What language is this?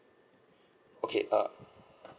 English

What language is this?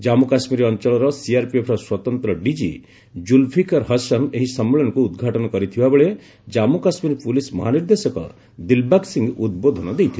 Odia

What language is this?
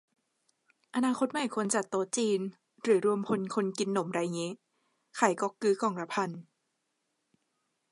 Thai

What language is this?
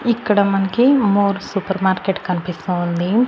Telugu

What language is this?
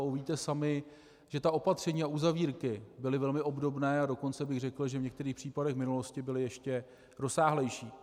Czech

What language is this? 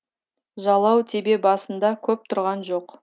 Kazakh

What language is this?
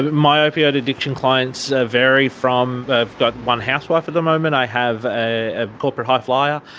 English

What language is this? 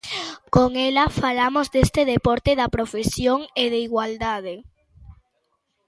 Galician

